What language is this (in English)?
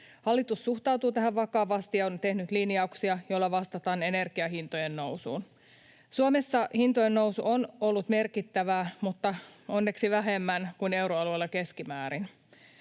Finnish